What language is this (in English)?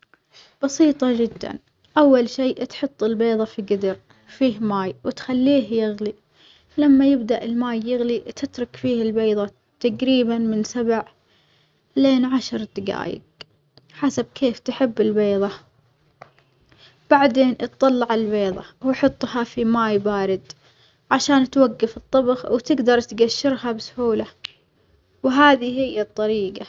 Omani Arabic